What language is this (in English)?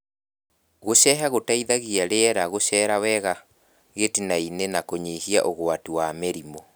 Kikuyu